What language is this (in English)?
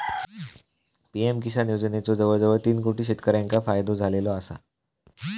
Marathi